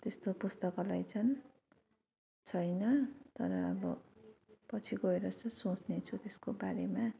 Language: Nepali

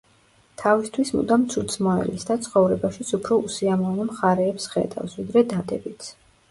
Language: Georgian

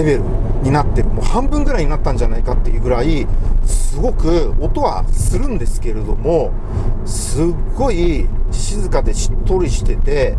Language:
Japanese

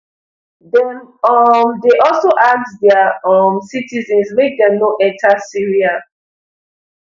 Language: Nigerian Pidgin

